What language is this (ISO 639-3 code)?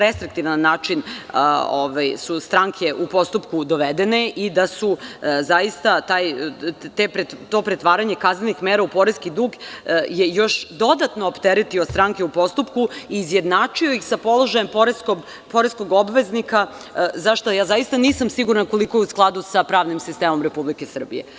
srp